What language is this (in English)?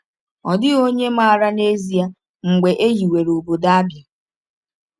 Igbo